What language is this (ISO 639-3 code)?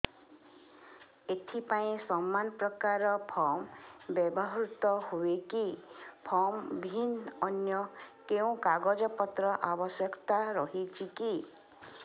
ori